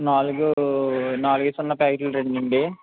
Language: Telugu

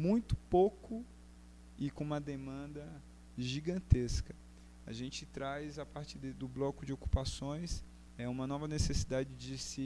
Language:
Portuguese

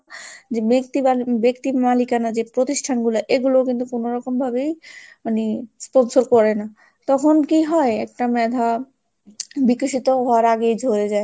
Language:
Bangla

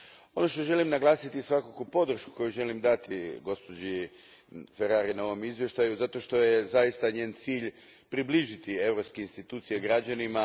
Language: Croatian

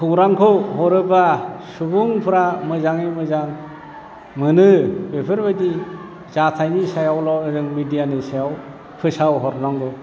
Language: Bodo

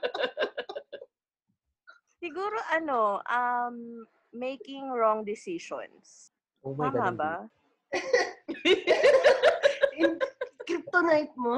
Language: Filipino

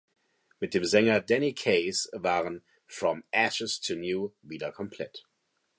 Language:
German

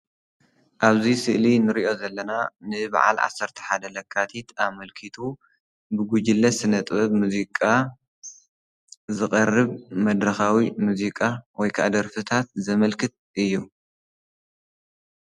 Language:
Tigrinya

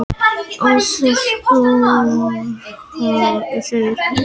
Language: Icelandic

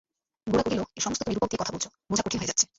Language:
Bangla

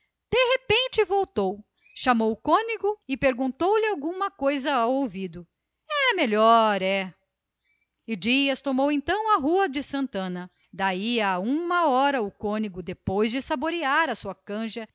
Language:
Portuguese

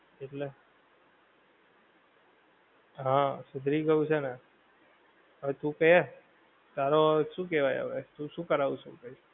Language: Gujarati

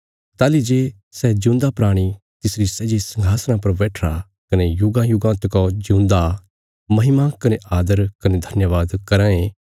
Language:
Bilaspuri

